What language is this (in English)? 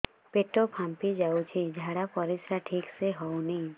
Odia